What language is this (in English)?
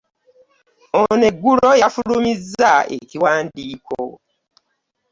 Ganda